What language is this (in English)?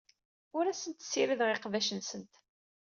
Kabyle